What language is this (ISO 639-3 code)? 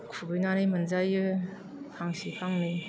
brx